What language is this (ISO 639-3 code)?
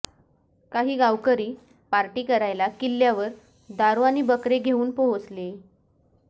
mar